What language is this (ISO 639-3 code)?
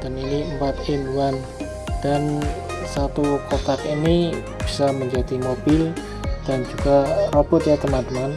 ind